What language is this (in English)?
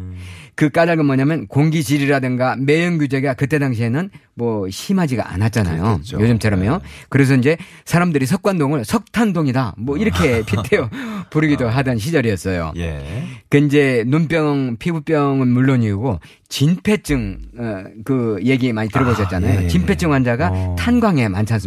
Korean